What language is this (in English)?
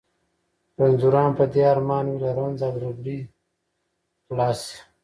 Pashto